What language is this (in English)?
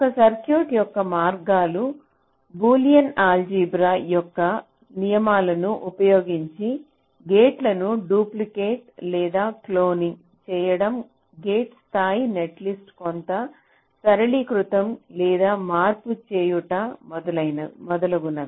Telugu